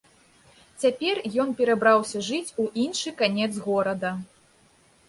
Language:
Belarusian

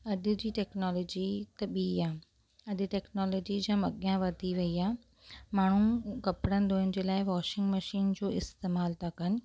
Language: Sindhi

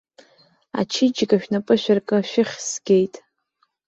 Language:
Abkhazian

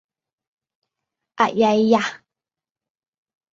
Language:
Thai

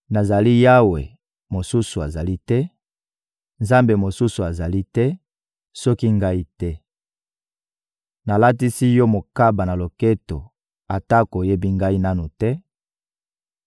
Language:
Lingala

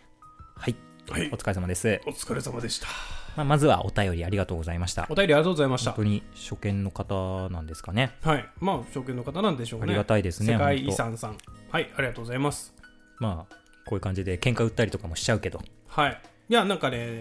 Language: Japanese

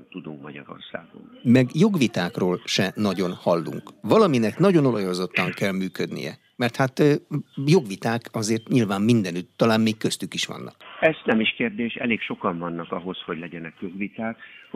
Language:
Hungarian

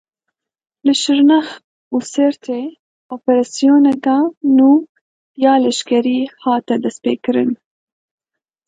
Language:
Kurdish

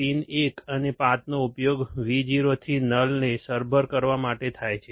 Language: Gujarati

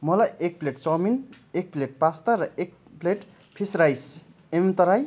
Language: Nepali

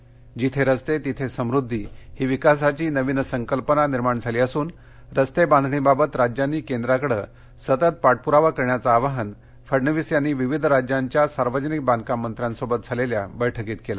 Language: Marathi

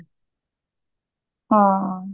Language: Punjabi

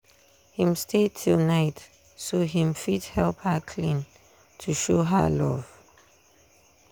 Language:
Nigerian Pidgin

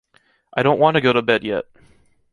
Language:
English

